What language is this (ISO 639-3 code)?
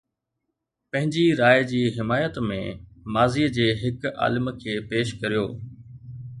snd